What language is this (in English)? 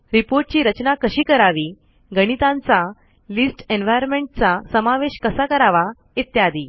Marathi